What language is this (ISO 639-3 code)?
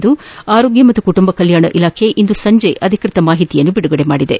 kan